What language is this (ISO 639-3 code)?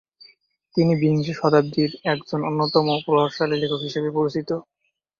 ben